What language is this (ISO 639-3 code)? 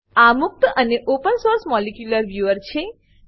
guj